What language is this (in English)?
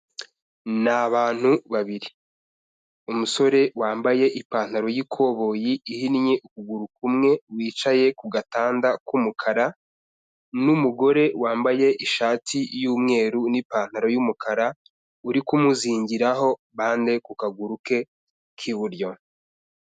Kinyarwanda